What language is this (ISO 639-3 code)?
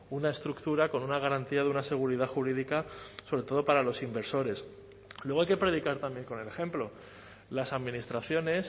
spa